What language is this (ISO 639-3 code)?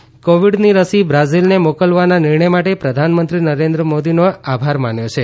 guj